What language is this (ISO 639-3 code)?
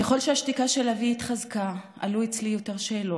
heb